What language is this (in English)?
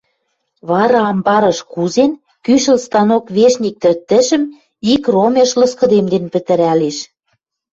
Western Mari